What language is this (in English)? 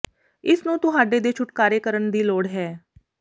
Punjabi